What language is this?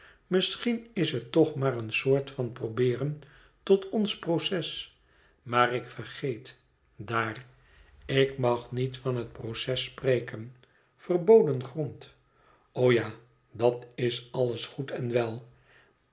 Dutch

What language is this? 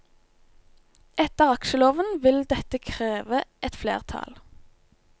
Norwegian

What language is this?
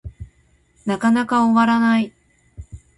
Japanese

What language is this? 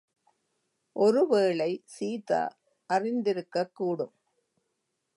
Tamil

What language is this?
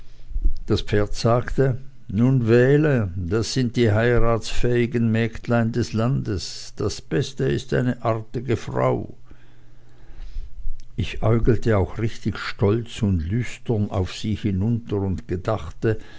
German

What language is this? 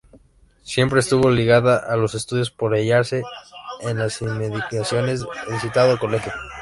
Spanish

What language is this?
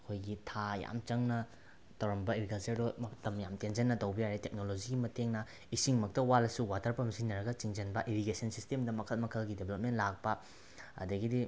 Manipuri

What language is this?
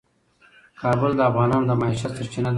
Pashto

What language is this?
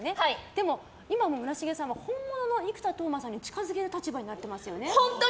Japanese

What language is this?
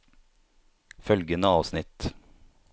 Norwegian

